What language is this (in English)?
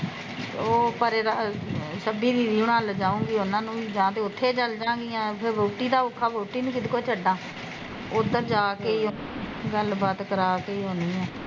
Punjabi